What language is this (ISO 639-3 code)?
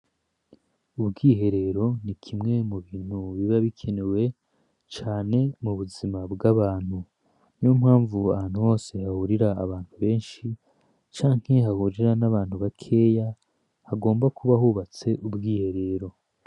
run